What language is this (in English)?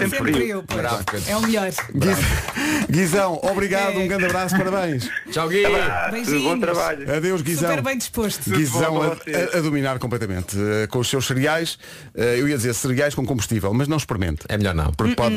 Portuguese